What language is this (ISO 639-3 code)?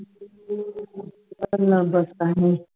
pan